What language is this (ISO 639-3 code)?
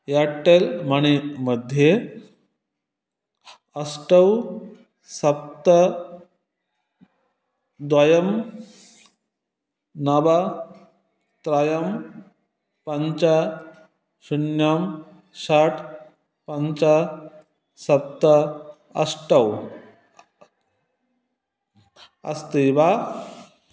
san